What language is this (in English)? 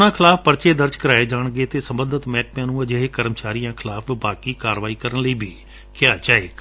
Punjabi